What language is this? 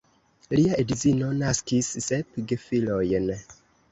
Esperanto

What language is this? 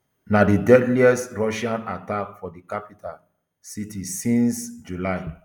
Nigerian Pidgin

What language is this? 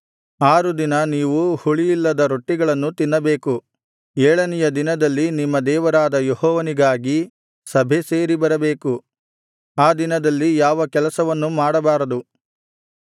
Kannada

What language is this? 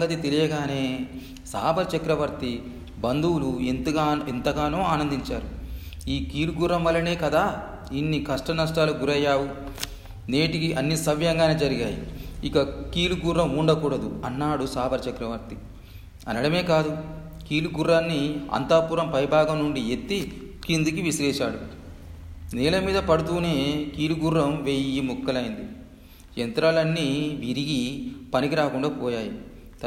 Telugu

